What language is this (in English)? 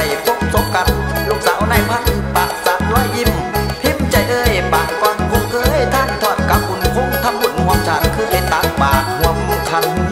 Thai